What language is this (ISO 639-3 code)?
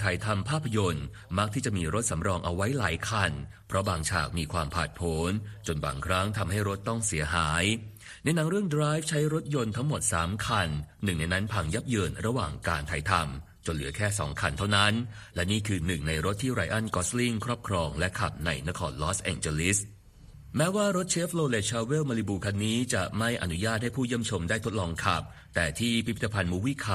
tha